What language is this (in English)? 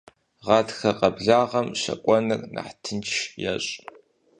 Kabardian